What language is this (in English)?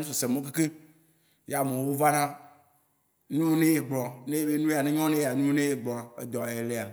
Waci Gbe